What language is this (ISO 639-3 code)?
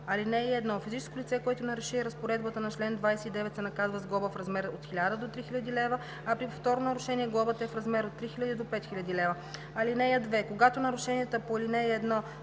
bul